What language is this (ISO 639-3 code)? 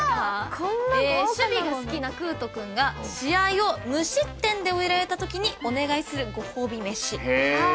jpn